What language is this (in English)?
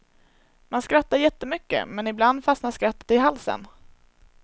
Swedish